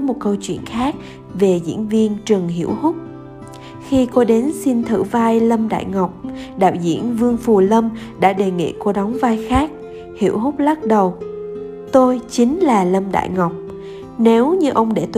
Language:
Vietnamese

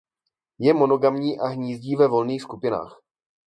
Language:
Czech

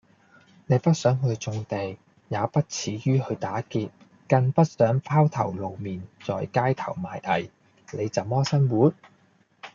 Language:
Cantonese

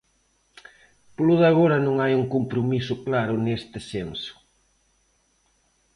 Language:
Galician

